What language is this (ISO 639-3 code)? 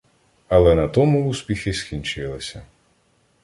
ukr